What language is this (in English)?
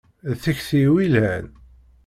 Kabyle